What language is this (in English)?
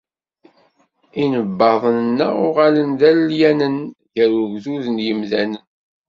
Kabyle